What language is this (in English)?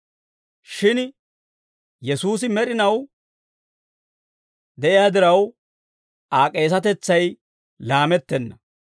Dawro